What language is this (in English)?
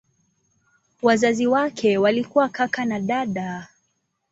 Swahili